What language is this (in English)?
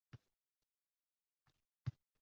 Uzbek